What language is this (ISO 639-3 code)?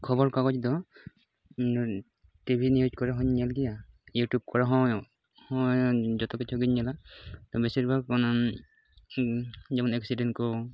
sat